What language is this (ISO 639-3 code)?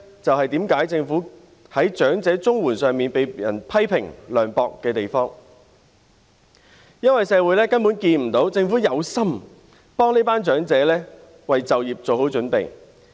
yue